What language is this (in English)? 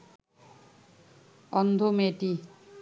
Bangla